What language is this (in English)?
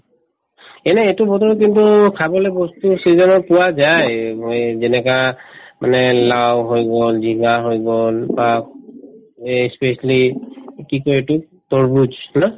Assamese